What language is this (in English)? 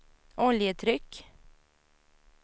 Swedish